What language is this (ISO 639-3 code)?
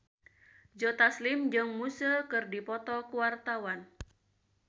sun